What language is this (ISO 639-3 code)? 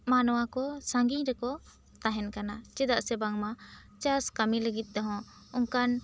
sat